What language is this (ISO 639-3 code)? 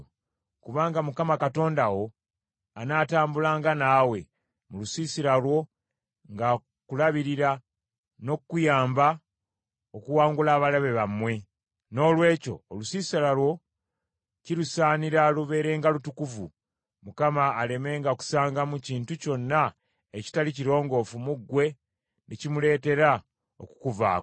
lug